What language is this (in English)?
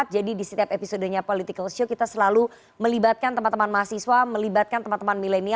Indonesian